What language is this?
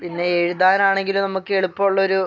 Malayalam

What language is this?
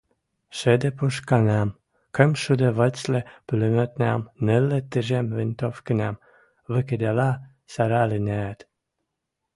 Western Mari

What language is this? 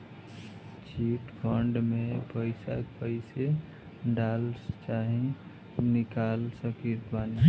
Bhojpuri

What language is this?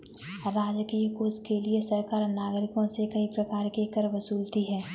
Hindi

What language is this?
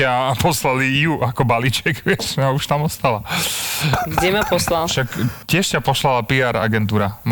Slovak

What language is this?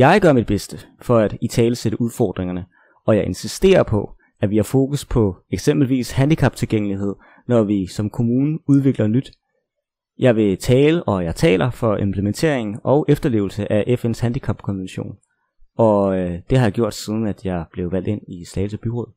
Danish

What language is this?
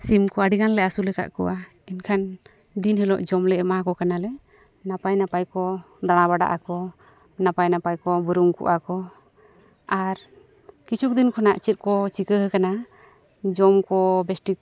Santali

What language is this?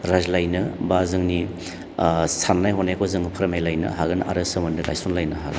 Bodo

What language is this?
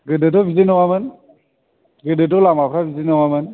Bodo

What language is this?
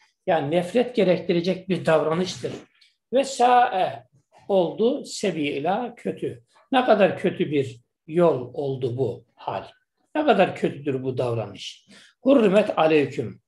Turkish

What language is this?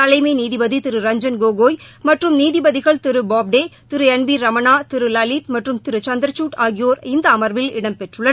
Tamil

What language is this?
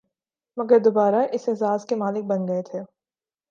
Urdu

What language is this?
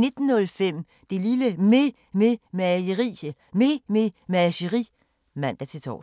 Danish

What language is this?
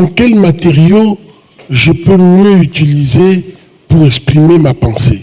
French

